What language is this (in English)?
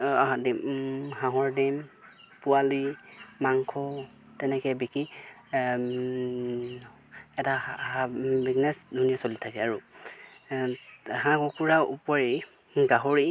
Assamese